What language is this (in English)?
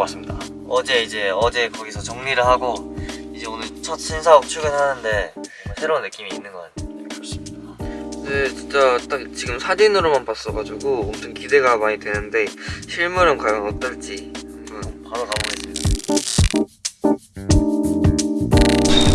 Korean